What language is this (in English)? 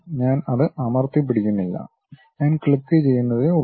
Malayalam